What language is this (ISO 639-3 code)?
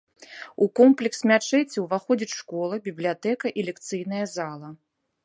bel